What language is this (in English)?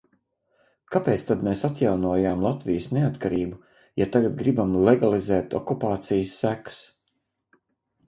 Latvian